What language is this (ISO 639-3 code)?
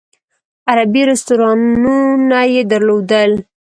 pus